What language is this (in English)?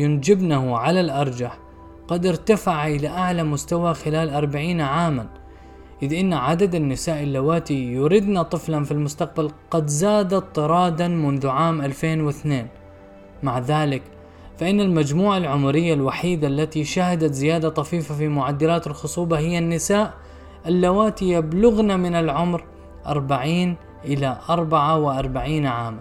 Arabic